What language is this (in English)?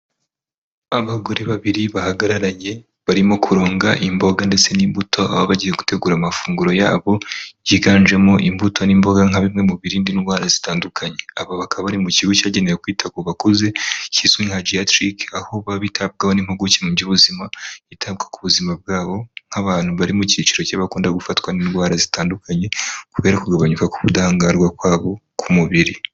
Kinyarwanda